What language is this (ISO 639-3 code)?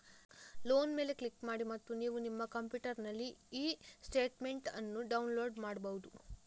kan